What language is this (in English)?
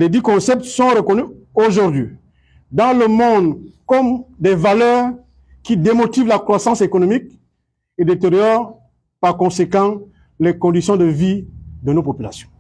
French